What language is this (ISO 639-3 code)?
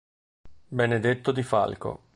ita